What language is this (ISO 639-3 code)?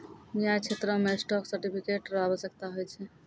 mai